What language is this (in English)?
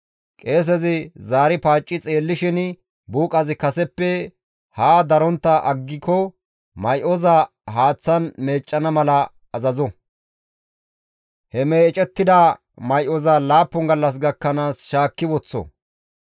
Gamo